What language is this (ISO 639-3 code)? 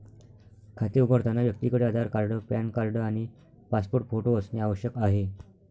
mar